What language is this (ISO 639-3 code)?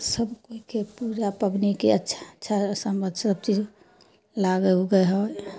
mai